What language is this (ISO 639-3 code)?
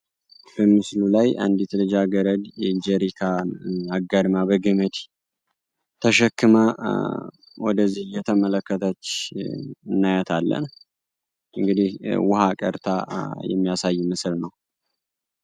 amh